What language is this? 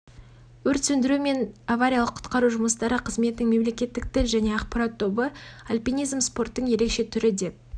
Kazakh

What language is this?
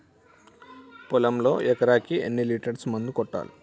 Telugu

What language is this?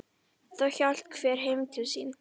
Icelandic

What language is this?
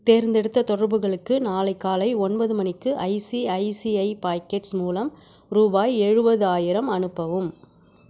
Tamil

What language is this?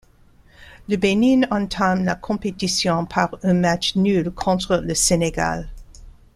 French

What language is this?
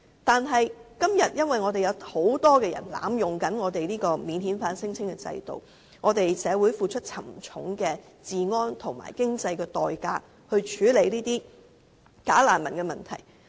Cantonese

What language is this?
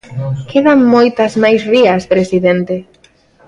Galician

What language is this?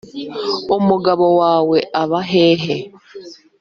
Kinyarwanda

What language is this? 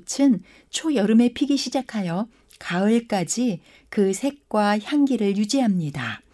Korean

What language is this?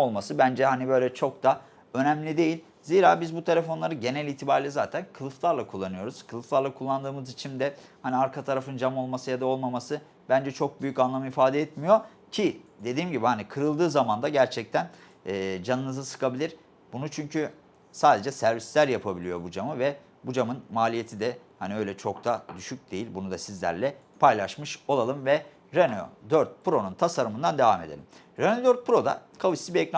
Turkish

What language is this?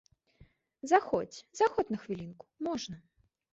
Belarusian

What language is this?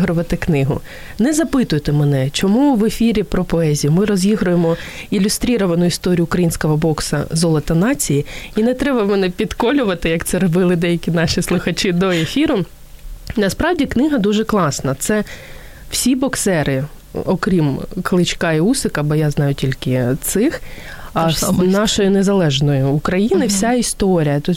Ukrainian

